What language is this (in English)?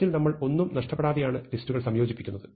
Malayalam